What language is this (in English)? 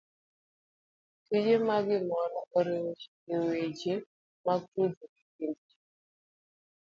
Luo (Kenya and Tanzania)